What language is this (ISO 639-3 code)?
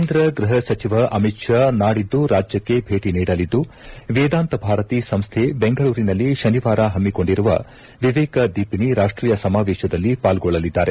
kan